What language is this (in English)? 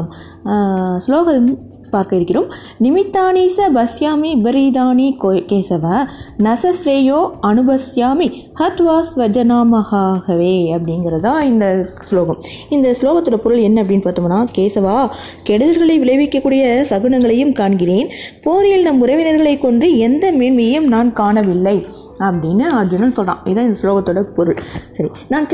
Tamil